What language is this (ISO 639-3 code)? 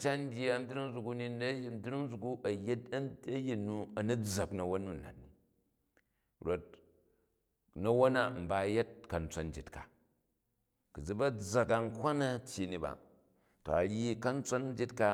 kaj